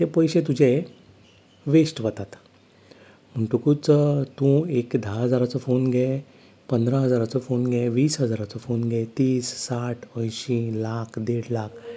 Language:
Konkani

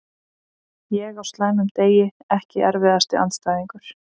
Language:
Icelandic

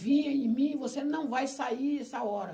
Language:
Portuguese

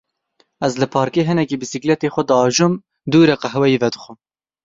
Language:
Kurdish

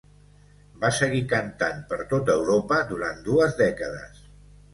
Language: Catalan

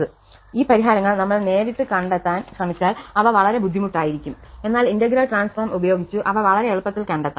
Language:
Malayalam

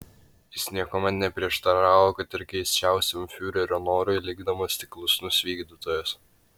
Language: Lithuanian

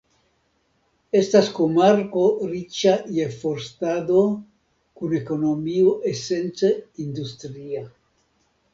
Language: Esperanto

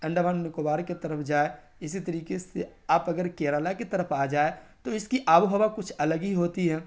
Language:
Urdu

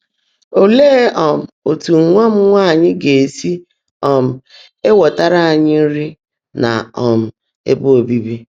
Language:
Igbo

